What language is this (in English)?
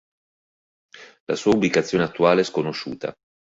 Italian